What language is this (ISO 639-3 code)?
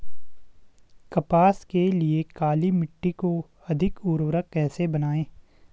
hin